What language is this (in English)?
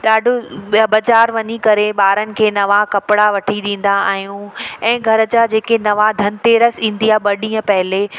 Sindhi